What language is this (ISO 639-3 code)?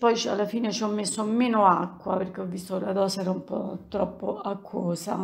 ita